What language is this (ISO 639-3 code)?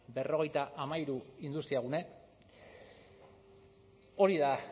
eus